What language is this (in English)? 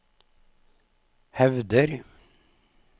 Norwegian